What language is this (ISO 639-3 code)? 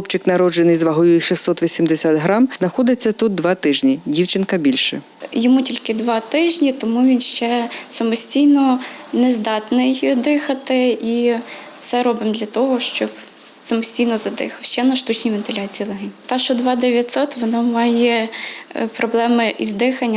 ukr